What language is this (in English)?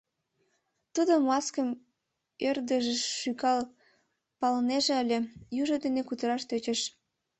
Mari